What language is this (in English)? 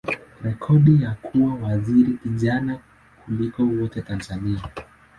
Swahili